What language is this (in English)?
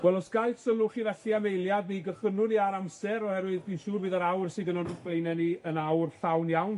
Welsh